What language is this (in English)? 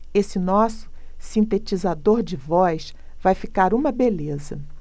Portuguese